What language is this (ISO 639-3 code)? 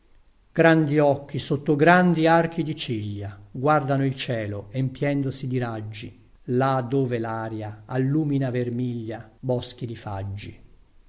ita